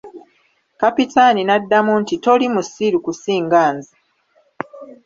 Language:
Ganda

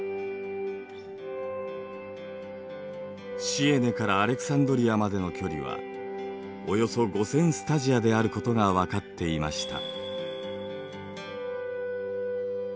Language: Japanese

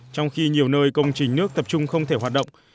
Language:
Vietnamese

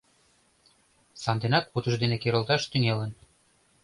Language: Mari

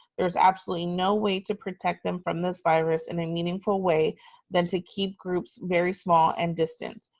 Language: English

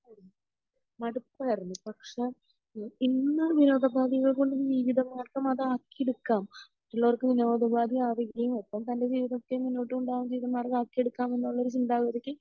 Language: Malayalam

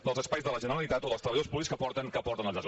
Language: Catalan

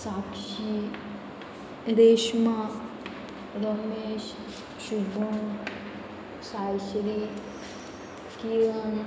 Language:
Konkani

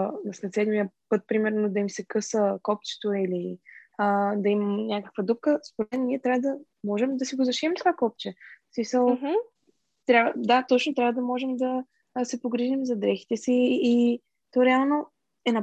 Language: Bulgarian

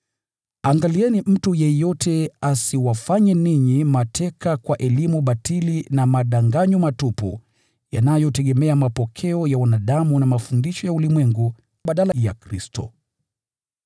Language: Swahili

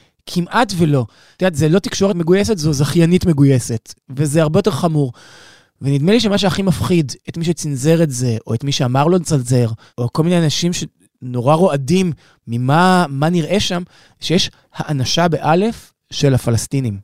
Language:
Hebrew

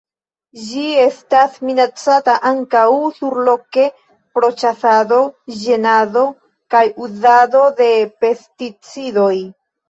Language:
Esperanto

